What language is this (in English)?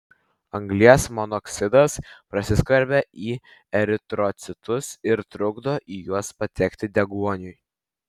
Lithuanian